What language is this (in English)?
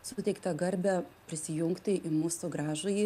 Lithuanian